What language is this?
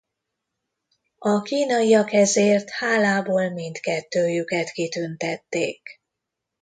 Hungarian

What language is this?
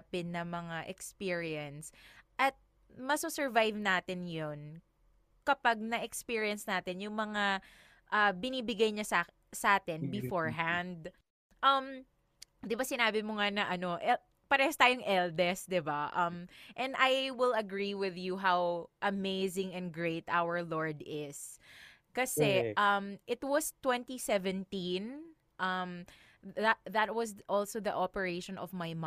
Filipino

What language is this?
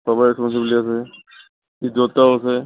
Assamese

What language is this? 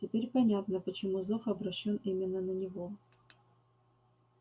Russian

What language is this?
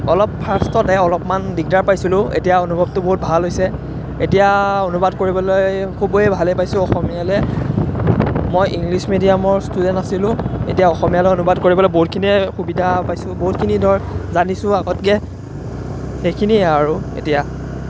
Assamese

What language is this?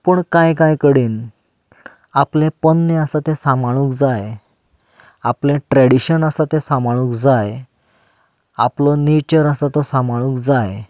Konkani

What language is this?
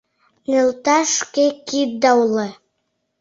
Mari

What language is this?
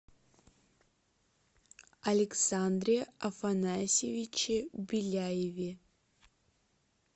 Russian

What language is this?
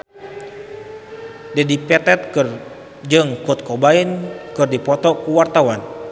Sundanese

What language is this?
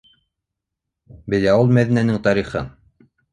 Bashkir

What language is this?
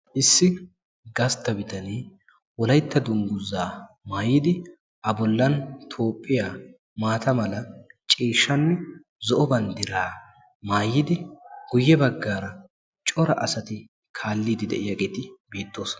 Wolaytta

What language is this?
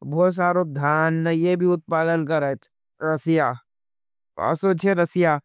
Nimadi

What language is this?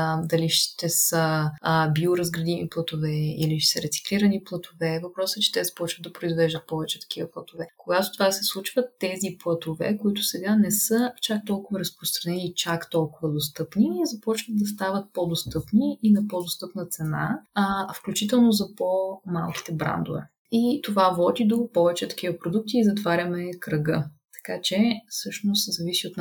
Bulgarian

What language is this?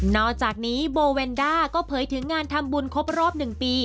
Thai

